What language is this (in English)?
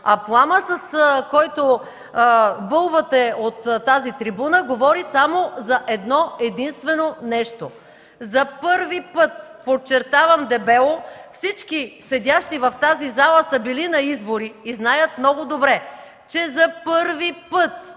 Bulgarian